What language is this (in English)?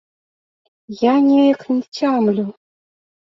Belarusian